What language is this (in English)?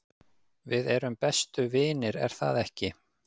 Icelandic